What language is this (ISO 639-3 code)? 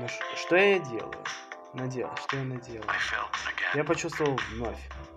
rus